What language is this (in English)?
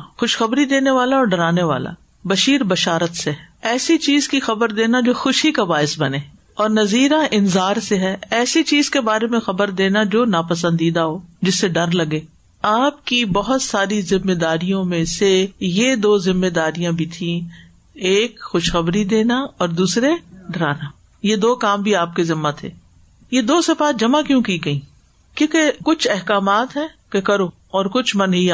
Urdu